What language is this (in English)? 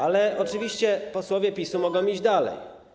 Polish